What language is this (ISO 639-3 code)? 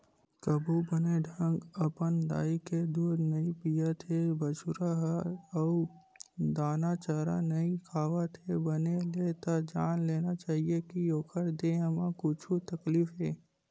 hne